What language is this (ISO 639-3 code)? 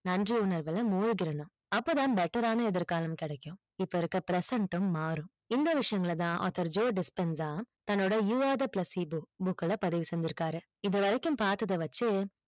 tam